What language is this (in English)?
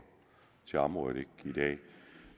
Danish